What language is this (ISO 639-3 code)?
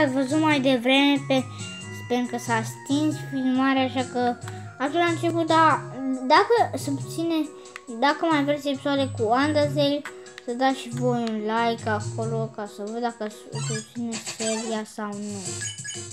ron